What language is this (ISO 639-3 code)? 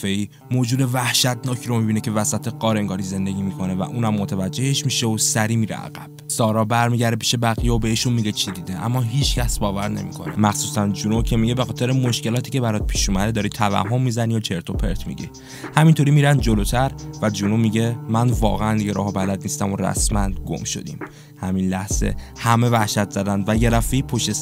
fas